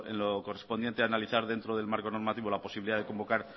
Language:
Spanish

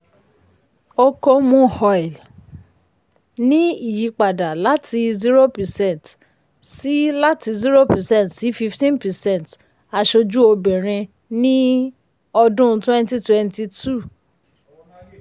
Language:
Yoruba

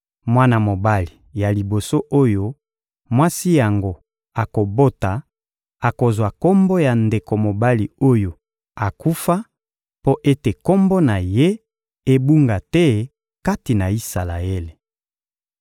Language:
Lingala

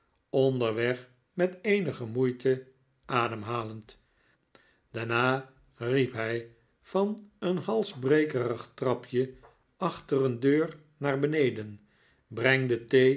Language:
Dutch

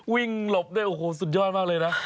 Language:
Thai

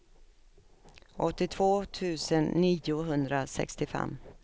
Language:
Swedish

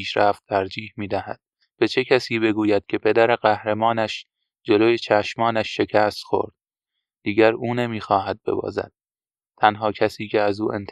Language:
Persian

